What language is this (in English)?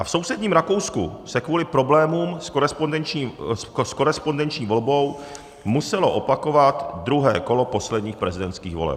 Czech